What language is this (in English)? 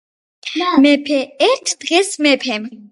Georgian